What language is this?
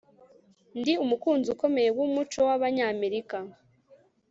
Kinyarwanda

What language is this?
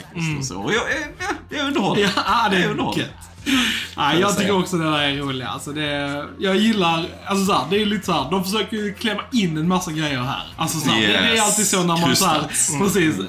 Swedish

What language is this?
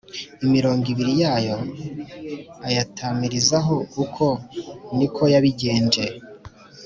Kinyarwanda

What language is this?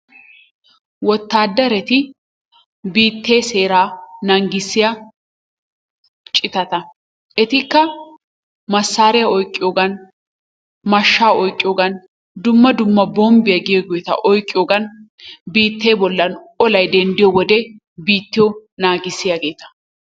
Wolaytta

